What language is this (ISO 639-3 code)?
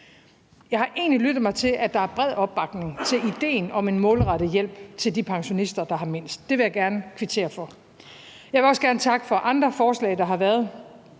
dan